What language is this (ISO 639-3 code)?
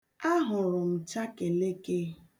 ibo